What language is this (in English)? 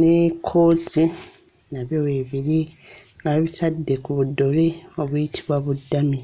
Ganda